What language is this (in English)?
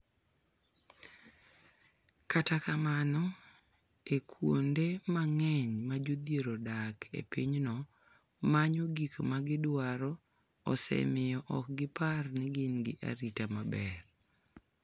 Luo (Kenya and Tanzania)